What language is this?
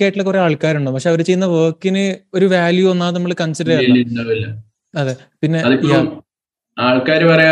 Malayalam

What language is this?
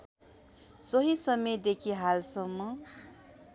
Nepali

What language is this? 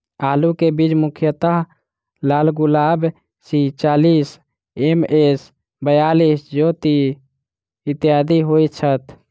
Maithili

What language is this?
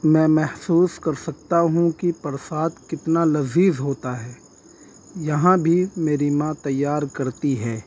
Urdu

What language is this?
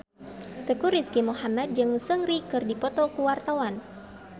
Sundanese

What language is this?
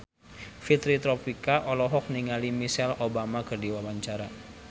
Sundanese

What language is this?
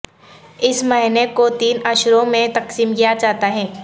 Urdu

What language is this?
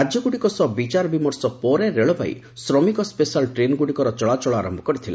Odia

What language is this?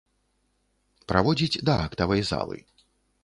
Belarusian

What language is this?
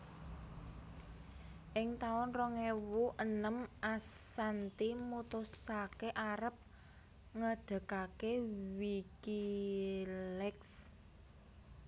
Javanese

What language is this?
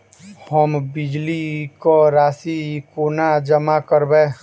Maithili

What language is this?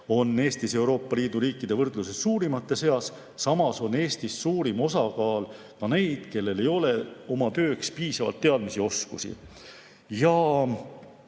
Estonian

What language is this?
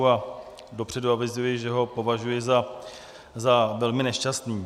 Czech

